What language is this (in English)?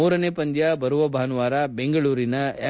Kannada